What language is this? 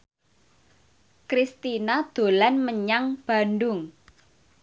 Javanese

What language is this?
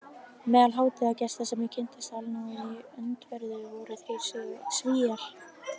Icelandic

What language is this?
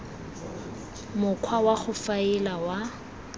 Tswana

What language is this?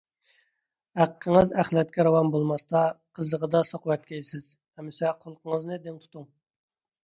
Uyghur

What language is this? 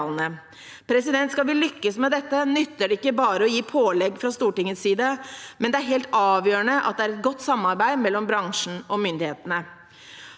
Norwegian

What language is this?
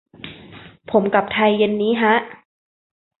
Thai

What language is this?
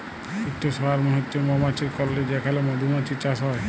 Bangla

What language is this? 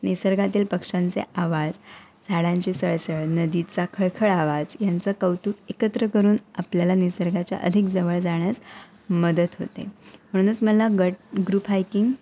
Marathi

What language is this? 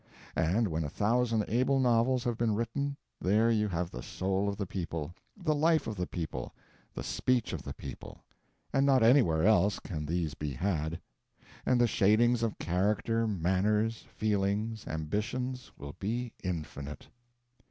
English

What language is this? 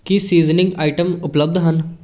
Punjabi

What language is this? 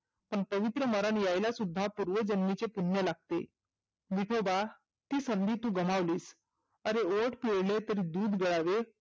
Marathi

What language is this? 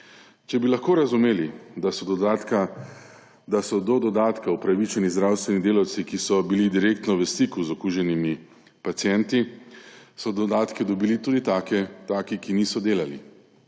Slovenian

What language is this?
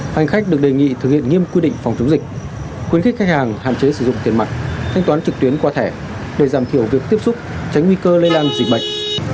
Vietnamese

